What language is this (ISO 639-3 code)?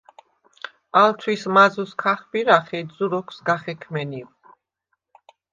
sva